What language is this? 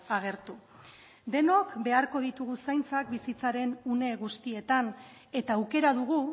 Basque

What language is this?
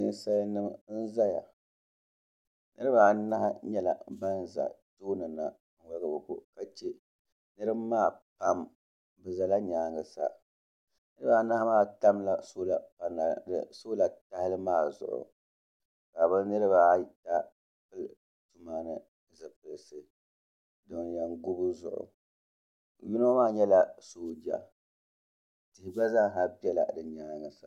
Dagbani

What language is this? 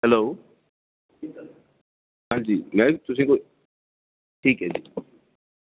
Dogri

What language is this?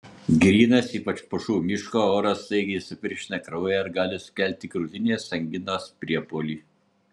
Lithuanian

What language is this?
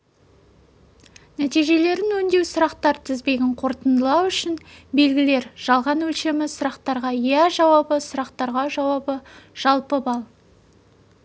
Kazakh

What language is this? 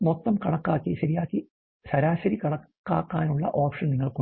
Malayalam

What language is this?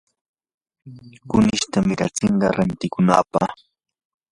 Yanahuanca Pasco Quechua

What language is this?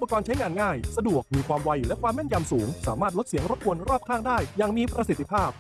Thai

